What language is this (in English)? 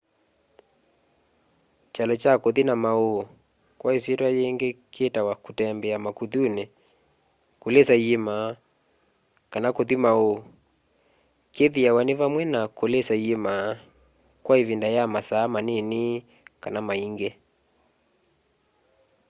Kamba